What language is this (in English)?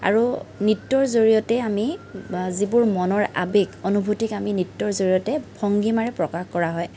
Assamese